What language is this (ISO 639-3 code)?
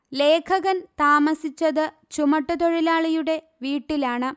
mal